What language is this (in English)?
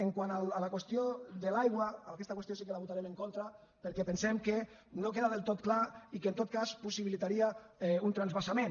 Catalan